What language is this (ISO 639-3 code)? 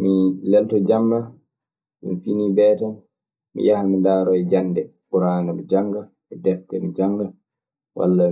ffm